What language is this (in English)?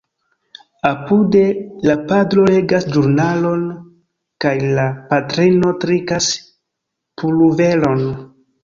Esperanto